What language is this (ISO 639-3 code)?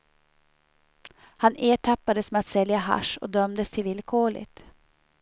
swe